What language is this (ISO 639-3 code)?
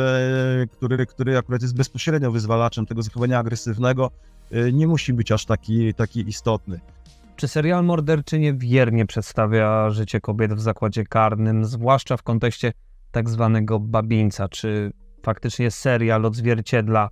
pol